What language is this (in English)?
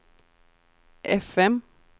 Swedish